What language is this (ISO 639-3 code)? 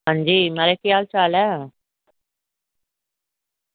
doi